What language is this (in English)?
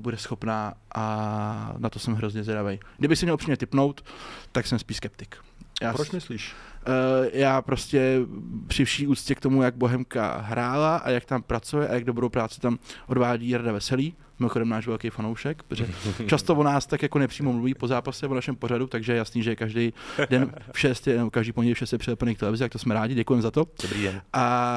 Czech